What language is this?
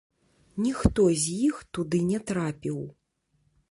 Belarusian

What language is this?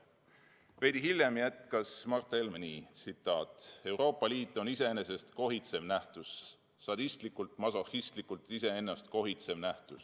Estonian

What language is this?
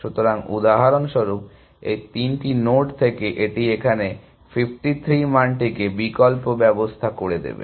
Bangla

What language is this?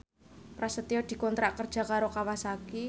Javanese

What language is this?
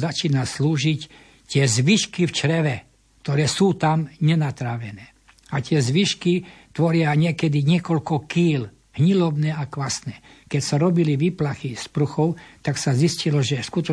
Slovak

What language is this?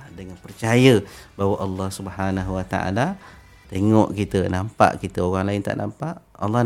Malay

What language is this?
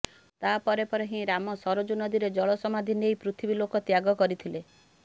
Odia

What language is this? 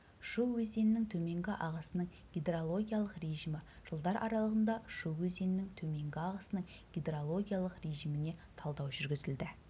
Kazakh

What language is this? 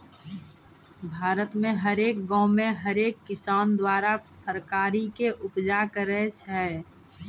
Maithili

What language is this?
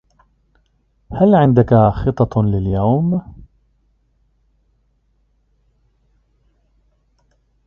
Arabic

